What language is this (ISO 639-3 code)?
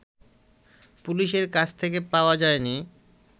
ben